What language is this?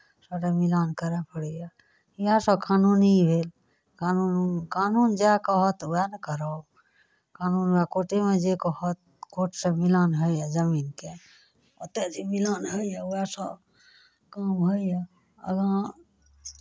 Maithili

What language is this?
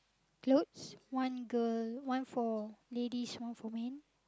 English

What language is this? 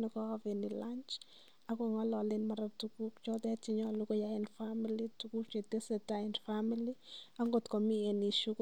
Kalenjin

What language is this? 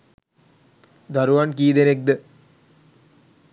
Sinhala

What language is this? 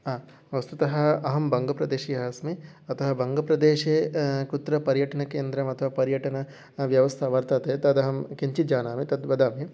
Sanskrit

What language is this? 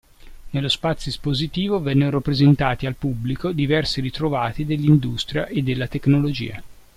Italian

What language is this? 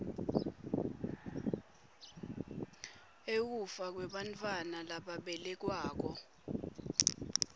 Swati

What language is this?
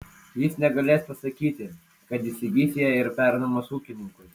Lithuanian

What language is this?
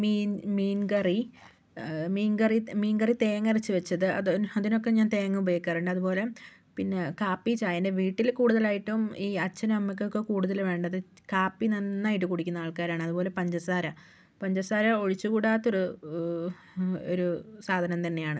Malayalam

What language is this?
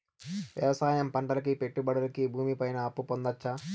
Telugu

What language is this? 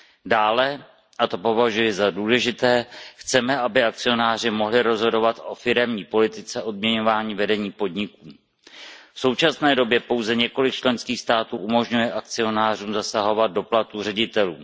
Czech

